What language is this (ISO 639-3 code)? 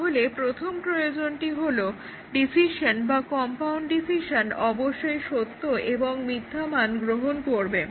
ben